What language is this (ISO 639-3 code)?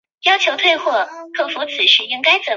zho